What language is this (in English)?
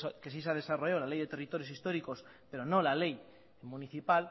Spanish